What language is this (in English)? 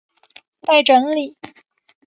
Chinese